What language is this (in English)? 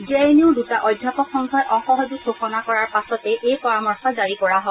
Assamese